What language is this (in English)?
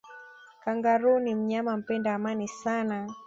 Swahili